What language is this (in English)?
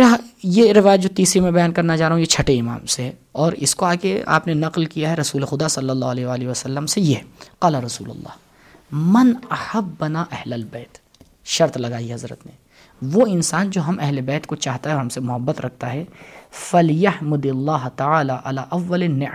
Urdu